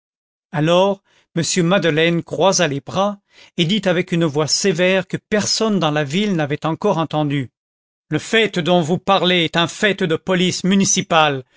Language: French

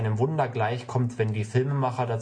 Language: German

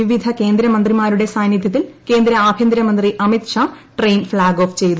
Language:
Malayalam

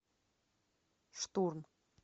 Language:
Russian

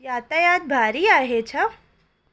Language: Sindhi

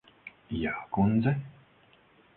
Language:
Latvian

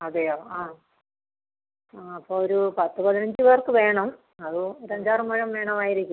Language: Malayalam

